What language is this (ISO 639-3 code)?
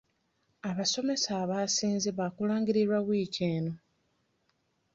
lug